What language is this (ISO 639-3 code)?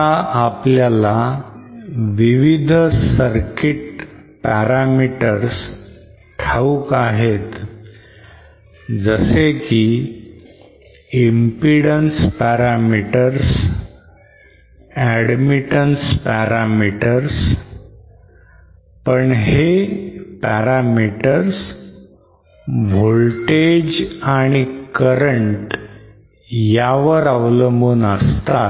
mar